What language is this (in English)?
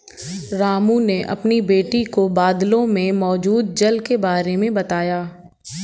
Hindi